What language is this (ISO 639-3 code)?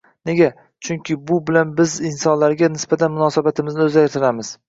uzb